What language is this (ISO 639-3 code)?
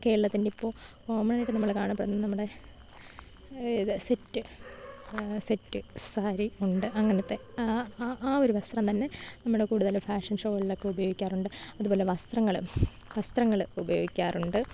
mal